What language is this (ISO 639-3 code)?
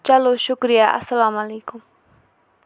kas